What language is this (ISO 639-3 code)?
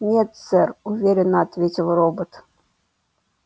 rus